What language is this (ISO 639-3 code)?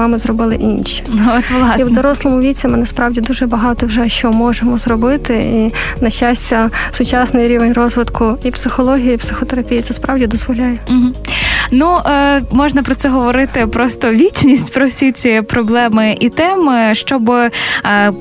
ukr